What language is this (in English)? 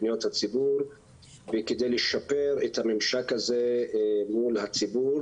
Hebrew